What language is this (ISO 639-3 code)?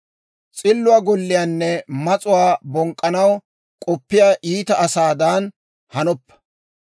dwr